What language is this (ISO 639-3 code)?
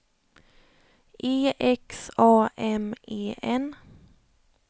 swe